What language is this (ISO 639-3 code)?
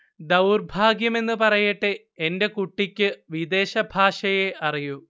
mal